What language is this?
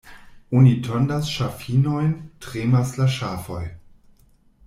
Esperanto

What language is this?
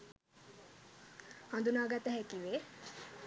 Sinhala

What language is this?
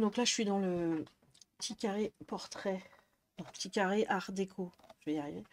French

